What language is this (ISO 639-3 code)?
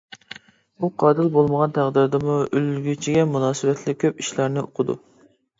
uig